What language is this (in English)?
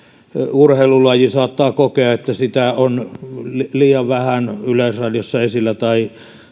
Finnish